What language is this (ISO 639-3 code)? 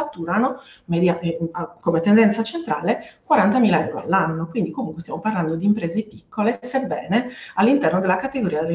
ita